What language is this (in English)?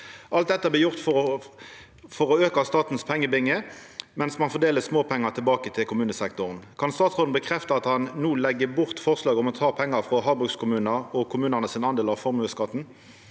Norwegian